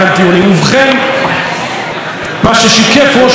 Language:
Hebrew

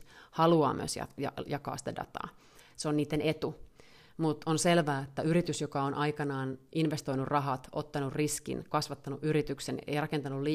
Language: Finnish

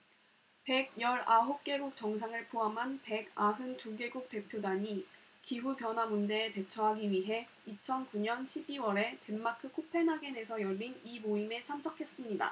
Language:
Korean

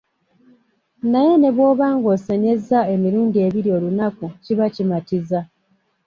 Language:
Ganda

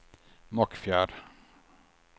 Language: Swedish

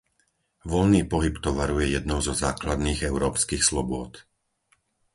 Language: Slovak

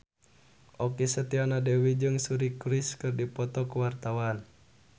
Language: Sundanese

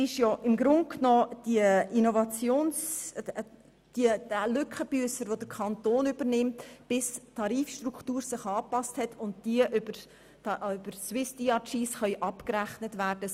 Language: Swiss German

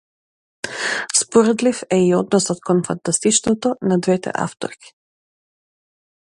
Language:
Macedonian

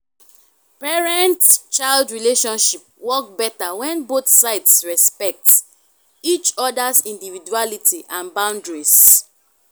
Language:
Nigerian Pidgin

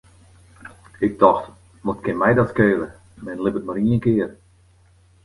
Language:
Western Frisian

